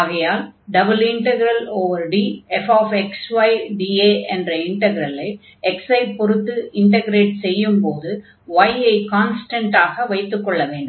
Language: Tamil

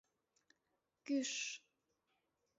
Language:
Mari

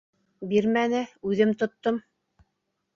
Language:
Bashkir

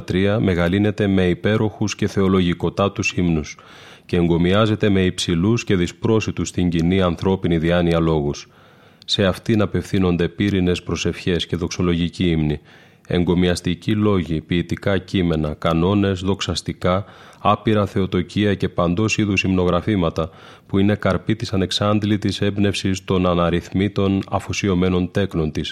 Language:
Greek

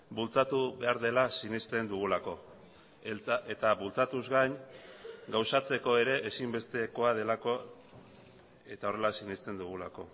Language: Basque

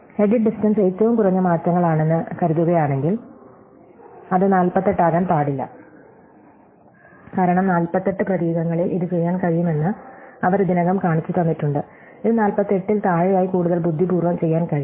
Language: Malayalam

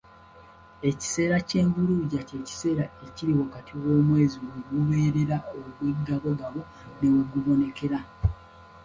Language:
Ganda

